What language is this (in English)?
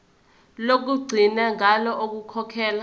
Zulu